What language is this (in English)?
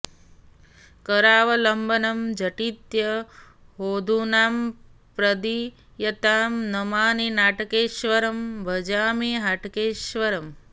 Sanskrit